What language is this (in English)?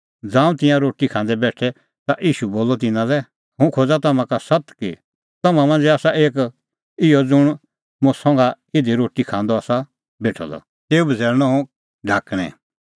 Kullu Pahari